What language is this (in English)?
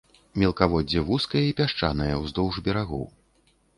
Belarusian